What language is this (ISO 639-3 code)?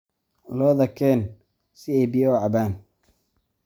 som